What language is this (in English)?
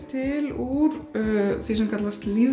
Icelandic